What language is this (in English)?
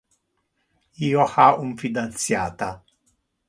Interlingua